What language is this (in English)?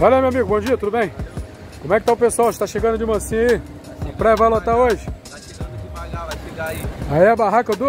Portuguese